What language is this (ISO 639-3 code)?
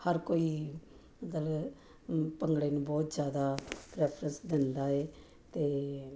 pan